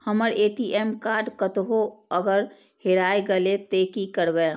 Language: Maithili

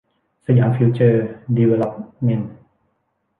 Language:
Thai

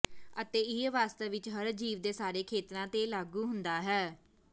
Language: Punjabi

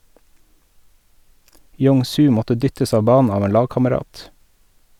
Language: Norwegian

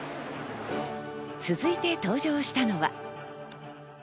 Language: Japanese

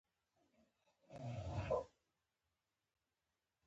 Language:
Pashto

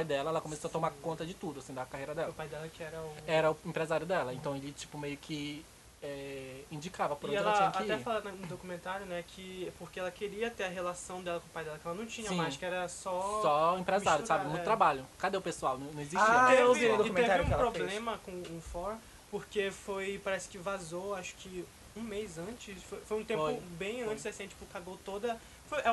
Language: Portuguese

